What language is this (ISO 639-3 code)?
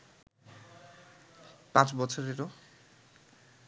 ben